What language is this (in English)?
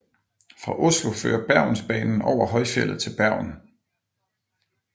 Danish